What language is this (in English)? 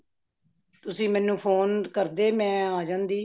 Punjabi